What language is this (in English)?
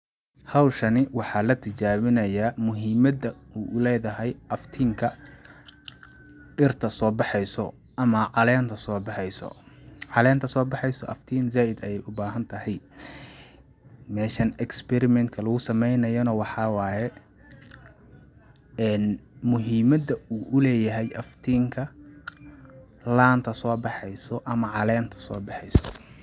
Somali